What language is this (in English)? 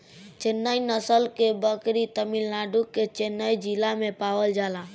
Bhojpuri